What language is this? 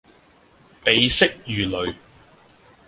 Cantonese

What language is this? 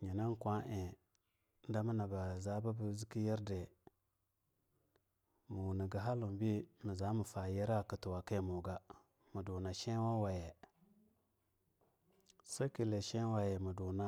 Longuda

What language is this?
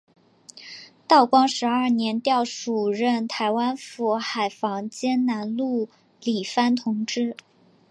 Chinese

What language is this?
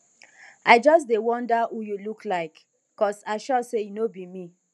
Nigerian Pidgin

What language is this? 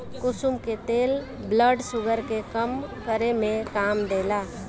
Bhojpuri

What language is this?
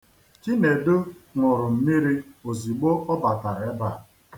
Igbo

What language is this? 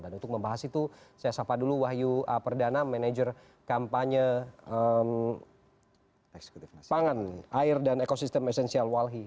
Indonesian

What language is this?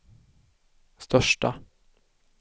Swedish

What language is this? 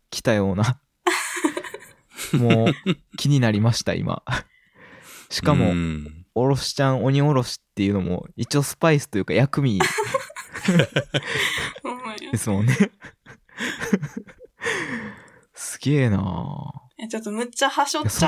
Japanese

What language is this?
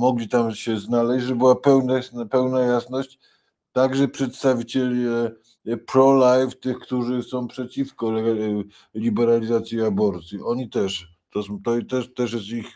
Polish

